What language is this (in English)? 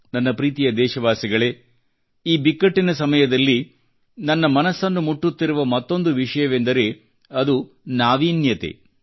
Kannada